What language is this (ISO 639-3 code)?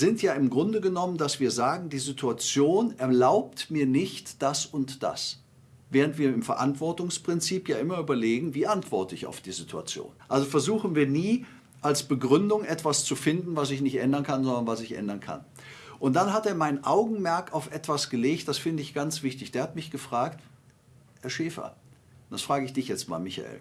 deu